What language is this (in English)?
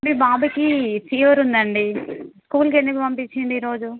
Telugu